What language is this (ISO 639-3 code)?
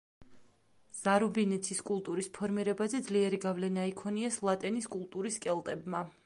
kat